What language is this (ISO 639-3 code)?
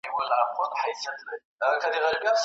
pus